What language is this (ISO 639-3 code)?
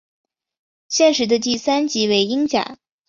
zho